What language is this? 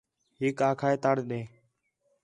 Khetrani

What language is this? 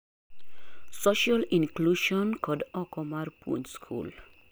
Luo (Kenya and Tanzania)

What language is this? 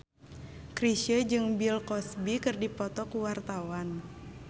Sundanese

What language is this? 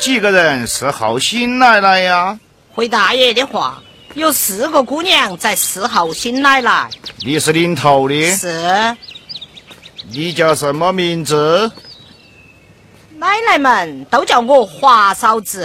Chinese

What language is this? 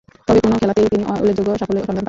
Bangla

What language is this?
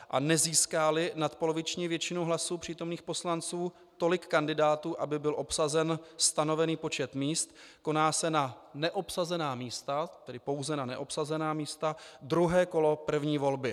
Czech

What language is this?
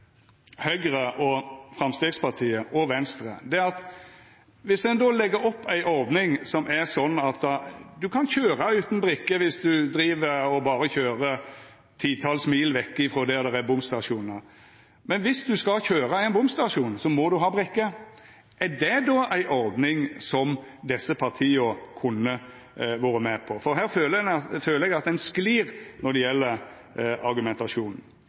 Norwegian Nynorsk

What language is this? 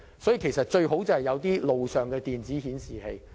Cantonese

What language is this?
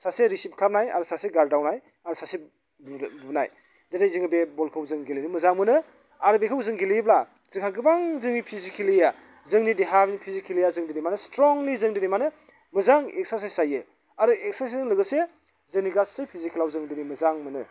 Bodo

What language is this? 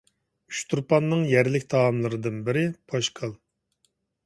Uyghur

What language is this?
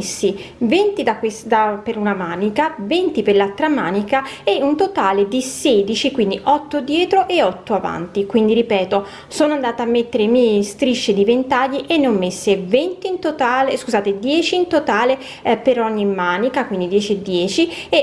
Italian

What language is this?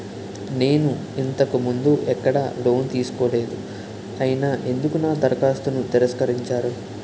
Telugu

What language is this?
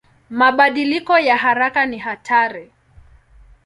Swahili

